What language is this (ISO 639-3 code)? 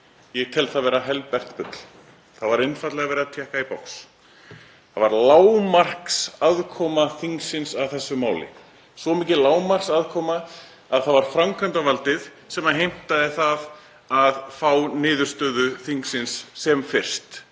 isl